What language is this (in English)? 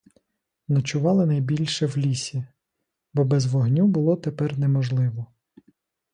Ukrainian